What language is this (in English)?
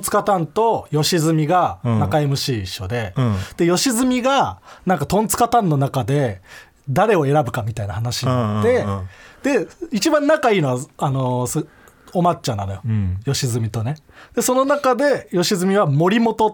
Japanese